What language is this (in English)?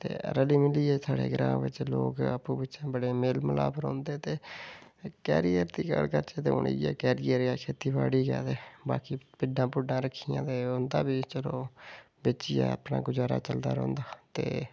Dogri